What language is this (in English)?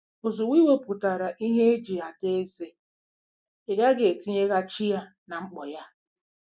Igbo